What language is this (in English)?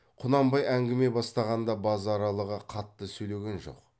Kazakh